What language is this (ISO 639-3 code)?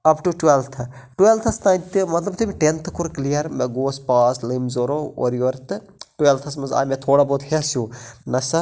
kas